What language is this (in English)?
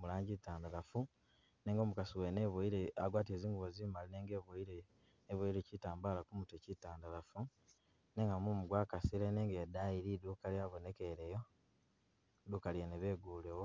Masaaba